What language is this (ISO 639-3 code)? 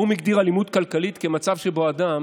heb